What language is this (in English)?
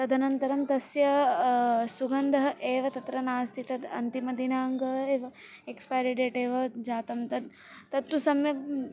Sanskrit